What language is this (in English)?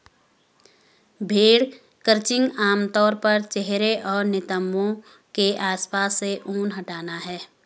Hindi